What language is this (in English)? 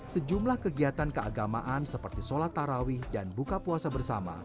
Indonesian